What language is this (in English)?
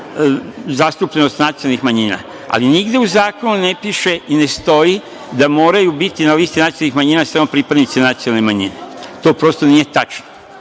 Serbian